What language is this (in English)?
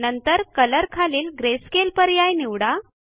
Marathi